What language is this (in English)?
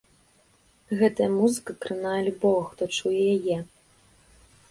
Belarusian